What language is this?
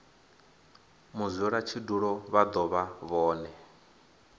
Venda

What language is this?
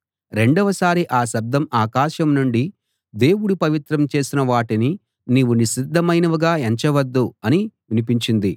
Telugu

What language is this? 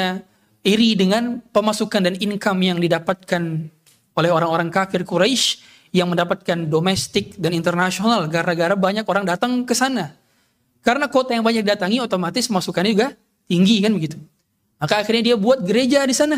Indonesian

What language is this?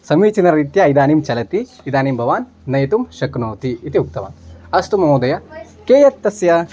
Sanskrit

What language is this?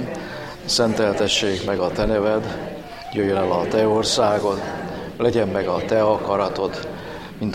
Hungarian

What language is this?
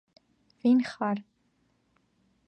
Georgian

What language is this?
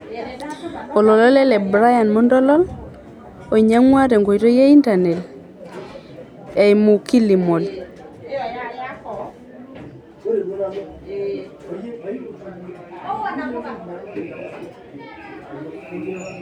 Masai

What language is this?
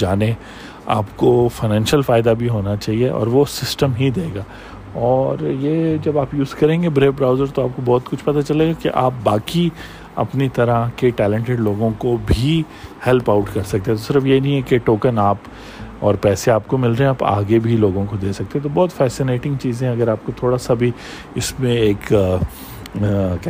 Urdu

